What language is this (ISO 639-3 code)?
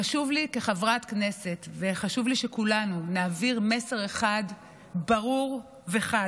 heb